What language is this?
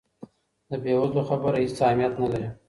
Pashto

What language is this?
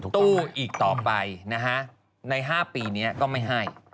Thai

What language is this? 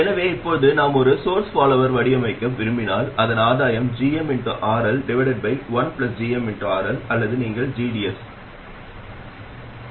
Tamil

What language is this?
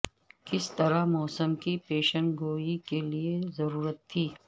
Urdu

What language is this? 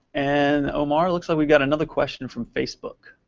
English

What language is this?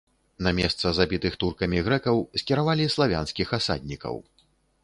Belarusian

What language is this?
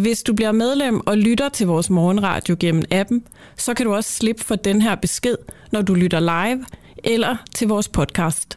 Danish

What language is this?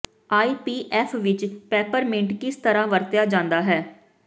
Punjabi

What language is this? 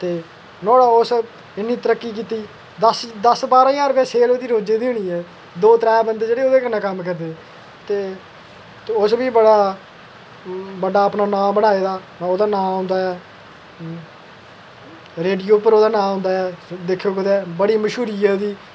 Dogri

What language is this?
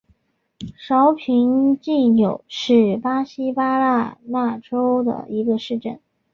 Chinese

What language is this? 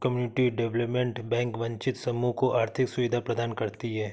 Hindi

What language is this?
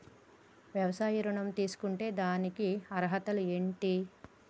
Telugu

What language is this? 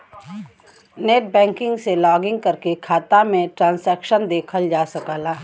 Bhojpuri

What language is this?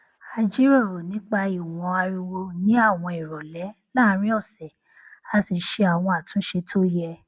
Yoruba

